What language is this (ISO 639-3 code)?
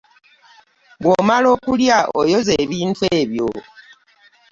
lug